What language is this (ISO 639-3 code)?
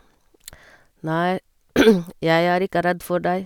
nor